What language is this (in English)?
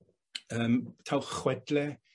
Welsh